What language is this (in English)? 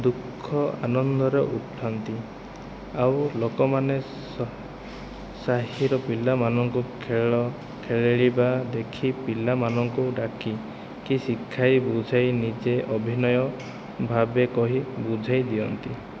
Odia